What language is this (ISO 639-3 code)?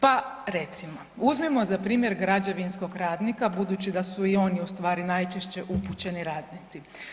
hrv